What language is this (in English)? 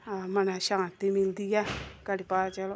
Dogri